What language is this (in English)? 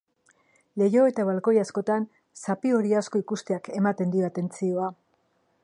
Basque